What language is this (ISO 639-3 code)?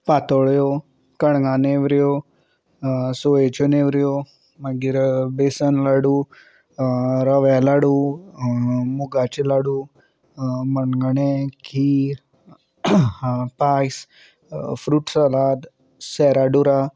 kok